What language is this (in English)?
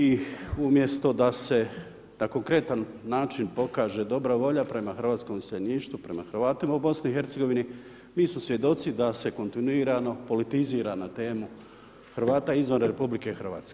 Croatian